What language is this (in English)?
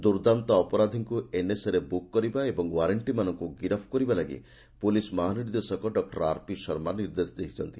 Odia